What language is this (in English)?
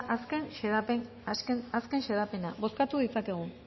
Basque